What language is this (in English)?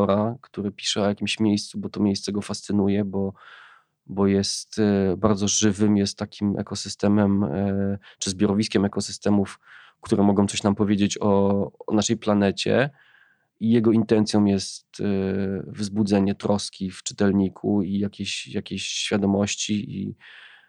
Polish